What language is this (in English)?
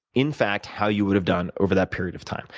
English